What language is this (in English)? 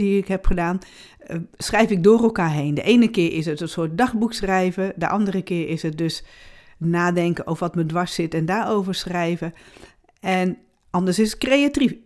Dutch